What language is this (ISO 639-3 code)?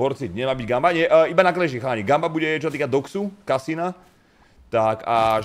ces